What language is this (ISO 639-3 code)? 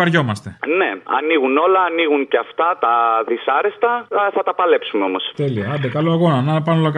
ell